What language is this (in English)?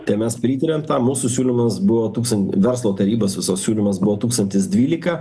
Lithuanian